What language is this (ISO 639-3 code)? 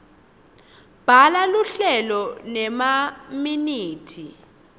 ssw